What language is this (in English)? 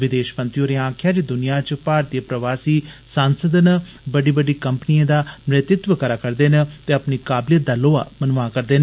Dogri